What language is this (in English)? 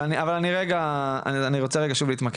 Hebrew